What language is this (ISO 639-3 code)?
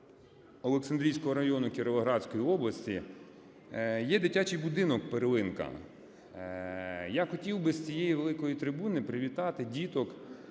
ukr